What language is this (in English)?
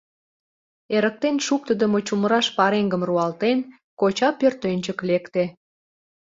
Mari